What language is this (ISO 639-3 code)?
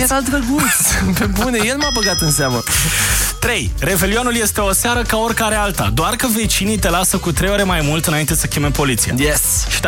ron